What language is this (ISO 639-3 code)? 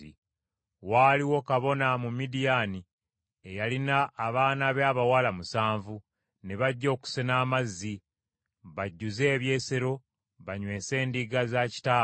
lug